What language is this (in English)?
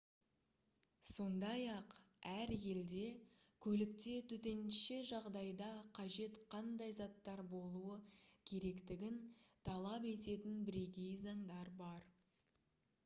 Kazakh